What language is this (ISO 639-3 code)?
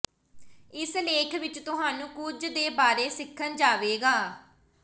pan